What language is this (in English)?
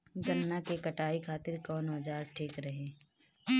Bhojpuri